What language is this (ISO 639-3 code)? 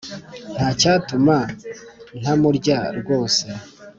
kin